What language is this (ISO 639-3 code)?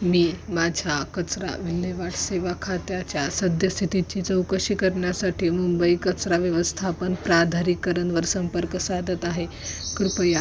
mar